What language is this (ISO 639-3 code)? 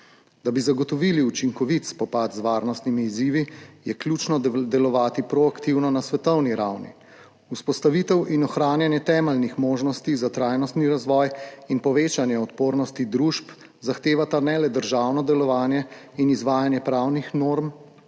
slv